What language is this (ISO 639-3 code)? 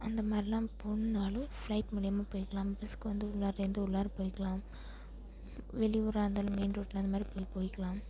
tam